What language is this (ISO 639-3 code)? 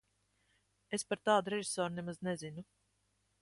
lav